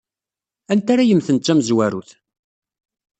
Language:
Kabyle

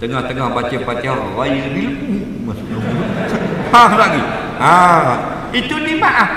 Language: Malay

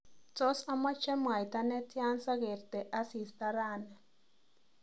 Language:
Kalenjin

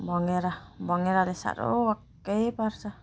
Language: Nepali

